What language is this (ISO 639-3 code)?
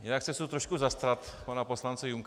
ces